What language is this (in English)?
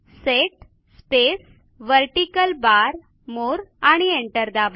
Marathi